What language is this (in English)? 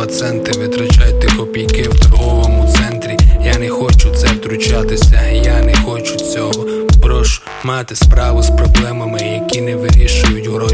Ukrainian